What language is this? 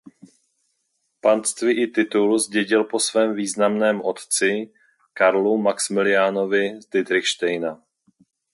Czech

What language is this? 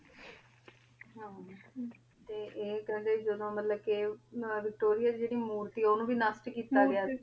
Punjabi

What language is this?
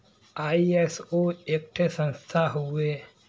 Bhojpuri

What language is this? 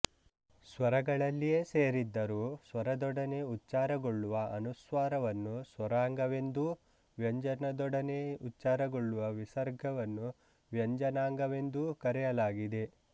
Kannada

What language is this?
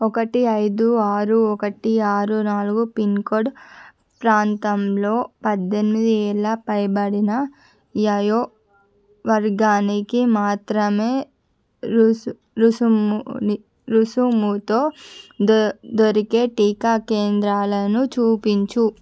Telugu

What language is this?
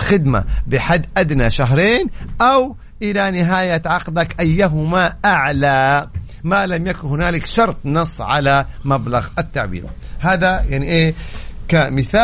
Arabic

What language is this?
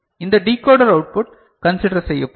Tamil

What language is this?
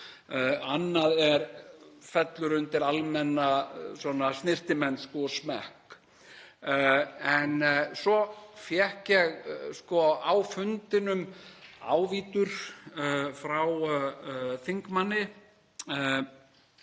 Icelandic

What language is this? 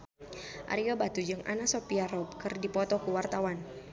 Sundanese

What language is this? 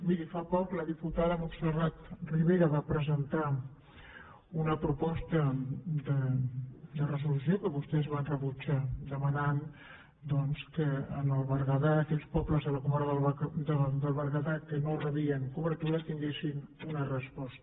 Catalan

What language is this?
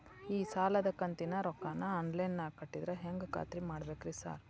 Kannada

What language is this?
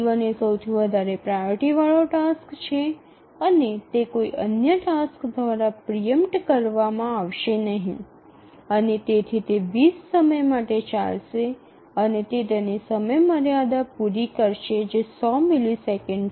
Gujarati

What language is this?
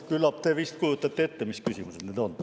Estonian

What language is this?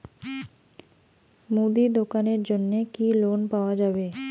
Bangla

